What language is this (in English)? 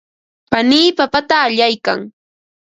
Ambo-Pasco Quechua